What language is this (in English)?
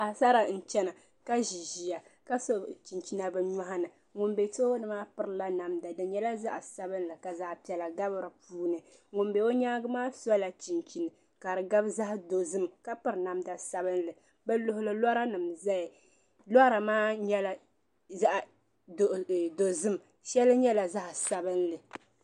Dagbani